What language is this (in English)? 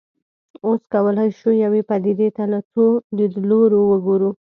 Pashto